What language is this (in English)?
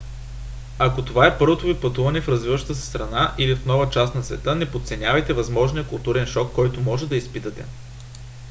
Bulgarian